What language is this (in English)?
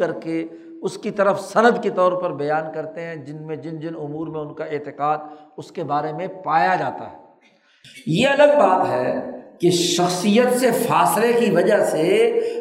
Urdu